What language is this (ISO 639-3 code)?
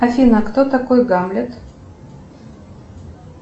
rus